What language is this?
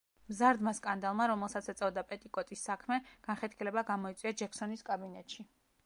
Georgian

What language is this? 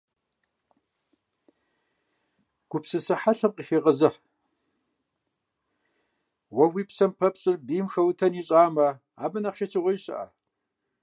Kabardian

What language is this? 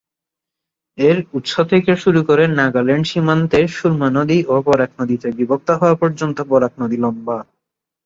Bangla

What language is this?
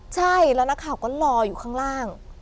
Thai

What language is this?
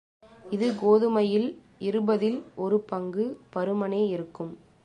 Tamil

